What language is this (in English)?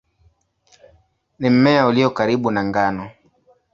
Swahili